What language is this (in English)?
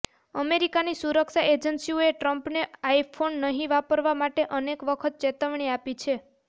Gujarati